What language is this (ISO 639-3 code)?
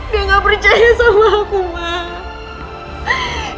ind